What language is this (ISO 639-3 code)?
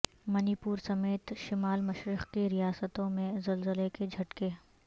urd